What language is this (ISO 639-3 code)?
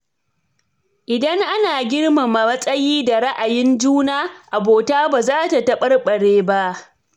hau